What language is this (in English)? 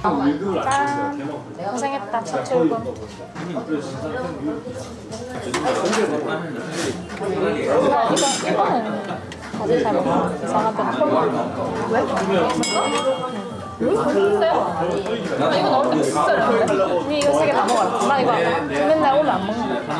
Korean